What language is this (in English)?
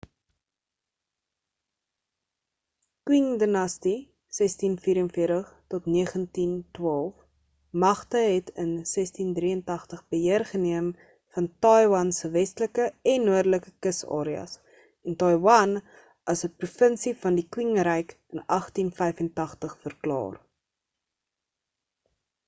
Afrikaans